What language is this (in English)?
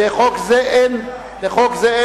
Hebrew